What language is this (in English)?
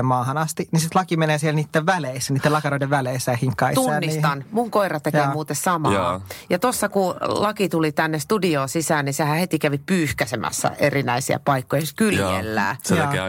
Finnish